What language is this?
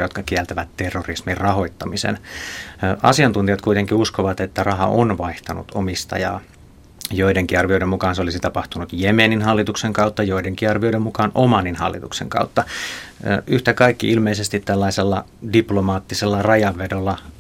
Finnish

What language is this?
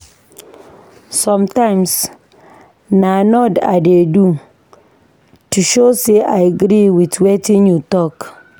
Nigerian Pidgin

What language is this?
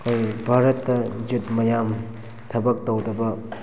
Manipuri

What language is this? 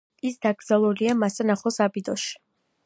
Georgian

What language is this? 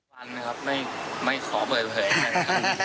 Thai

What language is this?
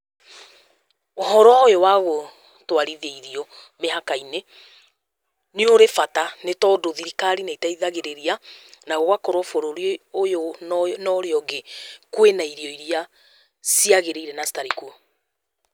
Kikuyu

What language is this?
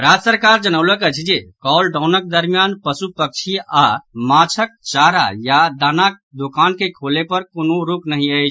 Maithili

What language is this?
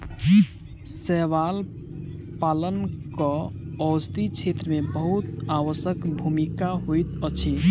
Maithili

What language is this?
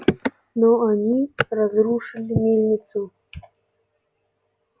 Russian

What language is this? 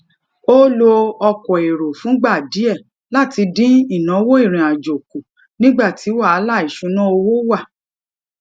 Yoruba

